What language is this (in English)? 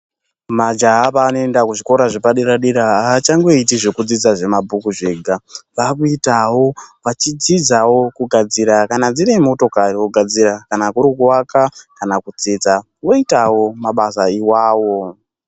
Ndau